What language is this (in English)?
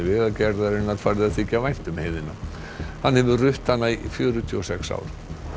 Icelandic